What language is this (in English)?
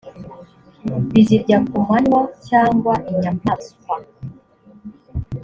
Kinyarwanda